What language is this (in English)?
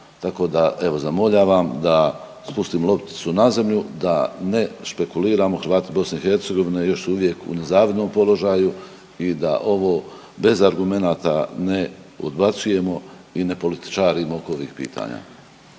Croatian